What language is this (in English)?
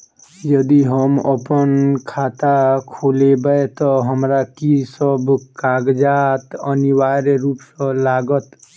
Maithili